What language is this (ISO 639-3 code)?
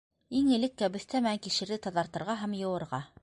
bak